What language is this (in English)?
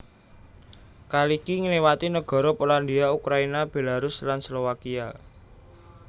Javanese